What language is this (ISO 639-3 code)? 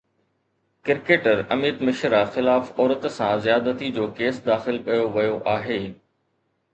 snd